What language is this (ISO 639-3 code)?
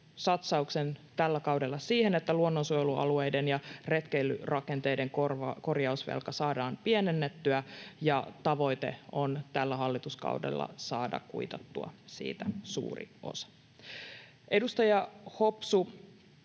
fin